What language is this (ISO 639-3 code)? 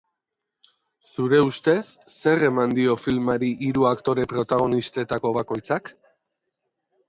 eus